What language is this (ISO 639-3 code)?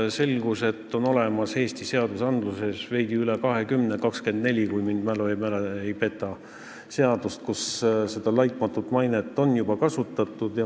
est